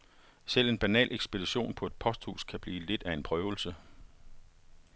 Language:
Danish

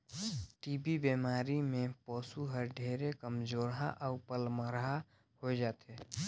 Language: Chhattisgarhi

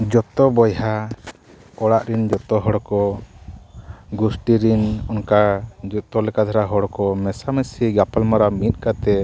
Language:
Santali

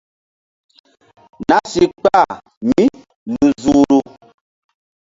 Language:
Mbum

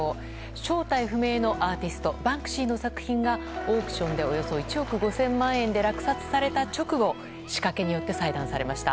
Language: Japanese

